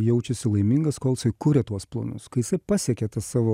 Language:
Lithuanian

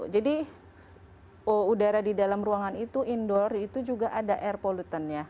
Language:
Indonesian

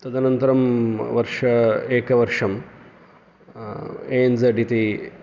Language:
Sanskrit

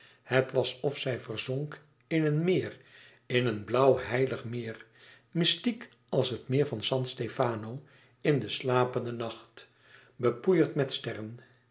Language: Dutch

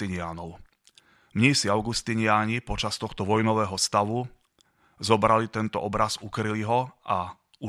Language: Slovak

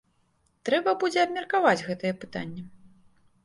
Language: Belarusian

